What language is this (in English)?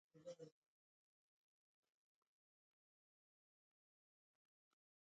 Mokpwe